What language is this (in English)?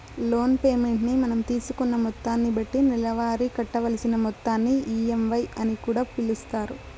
Telugu